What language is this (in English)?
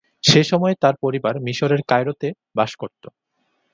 Bangla